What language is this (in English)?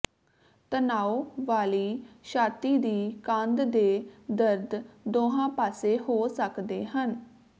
Punjabi